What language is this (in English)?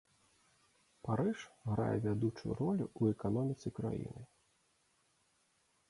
Belarusian